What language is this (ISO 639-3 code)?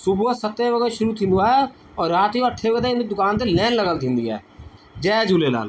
snd